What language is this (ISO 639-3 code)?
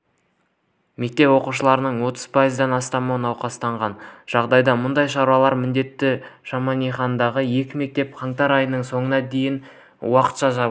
kaz